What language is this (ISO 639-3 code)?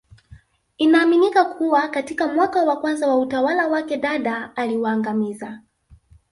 swa